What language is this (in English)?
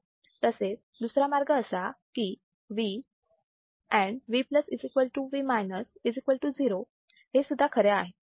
Marathi